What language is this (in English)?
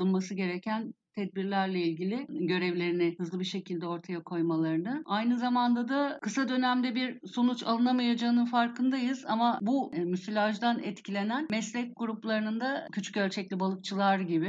Turkish